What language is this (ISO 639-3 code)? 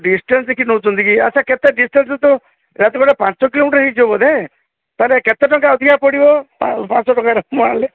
ori